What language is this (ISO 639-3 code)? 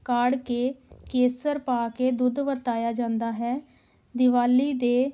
pan